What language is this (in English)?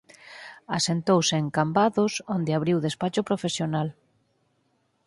Galician